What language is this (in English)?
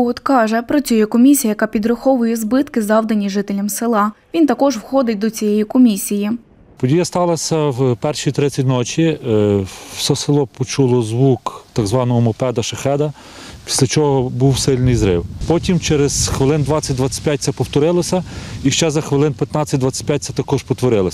Ukrainian